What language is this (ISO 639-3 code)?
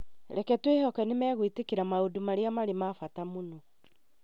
kik